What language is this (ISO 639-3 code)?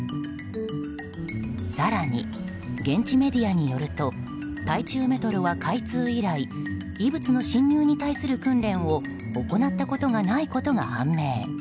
jpn